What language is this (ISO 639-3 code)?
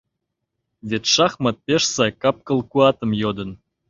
chm